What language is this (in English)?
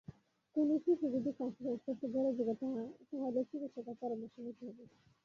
Bangla